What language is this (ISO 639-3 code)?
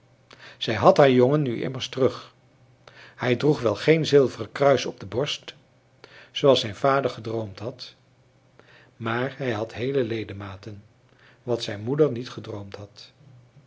nld